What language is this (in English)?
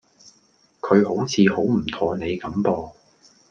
Cantonese